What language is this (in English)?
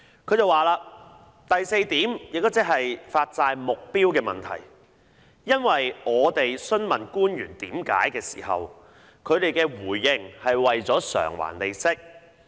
Cantonese